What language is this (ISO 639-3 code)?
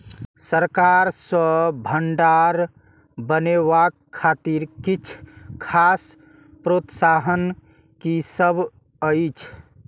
mai